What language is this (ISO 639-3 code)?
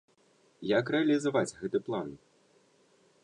bel